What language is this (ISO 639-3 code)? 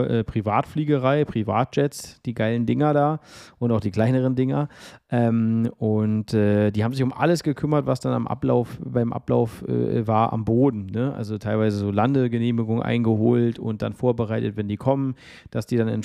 deu